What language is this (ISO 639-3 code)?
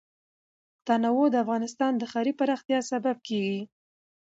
pus